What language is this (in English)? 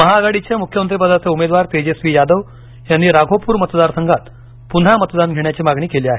Marathi